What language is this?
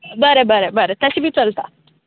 Konkani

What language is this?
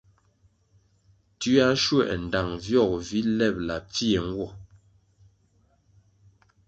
Kwasio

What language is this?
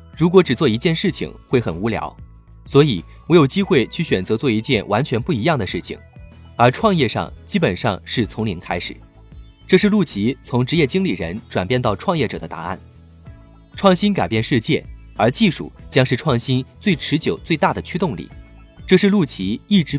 Chinese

